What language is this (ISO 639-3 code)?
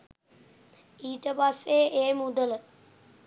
sin